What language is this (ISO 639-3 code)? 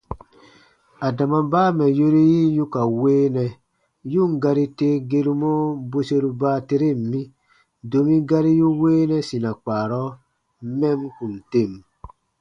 bba